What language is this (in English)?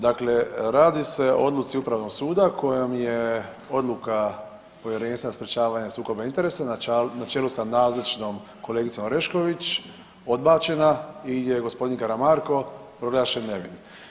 Croatian